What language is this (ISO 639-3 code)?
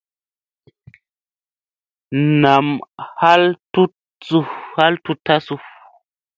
mse